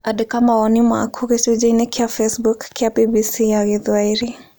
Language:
Kikuyu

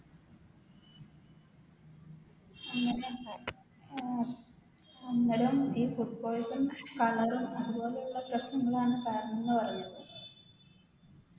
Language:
Malayalam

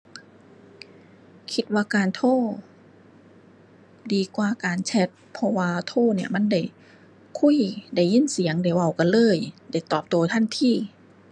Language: Thai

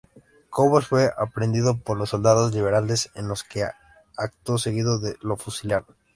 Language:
Spanish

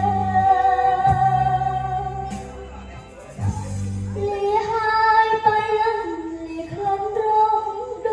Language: Thai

